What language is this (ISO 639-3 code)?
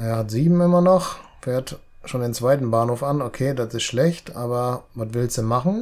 deu